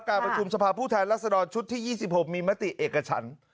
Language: Thai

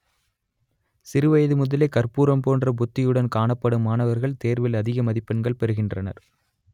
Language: Tamil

